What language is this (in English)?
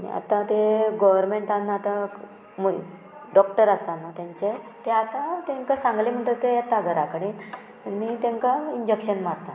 Konkani